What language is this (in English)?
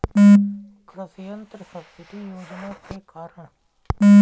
Bhojpuri